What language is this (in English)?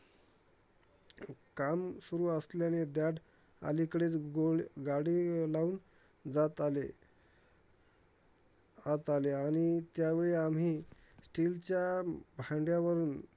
Marathi